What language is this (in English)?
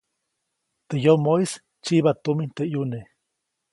Copainalá Zoque